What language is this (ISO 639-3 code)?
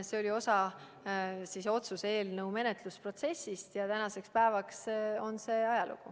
est